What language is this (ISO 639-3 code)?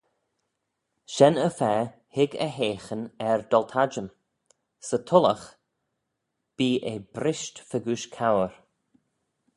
glv